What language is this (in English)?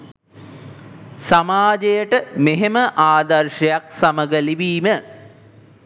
Sinhala